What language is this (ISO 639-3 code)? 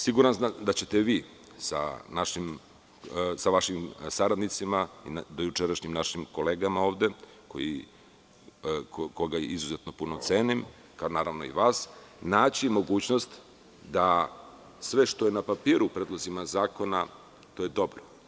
srp